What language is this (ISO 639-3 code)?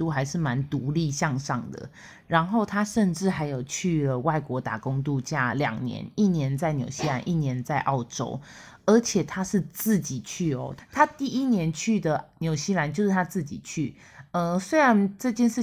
zho